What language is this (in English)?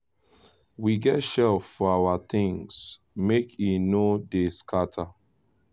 Nigerian Pidgin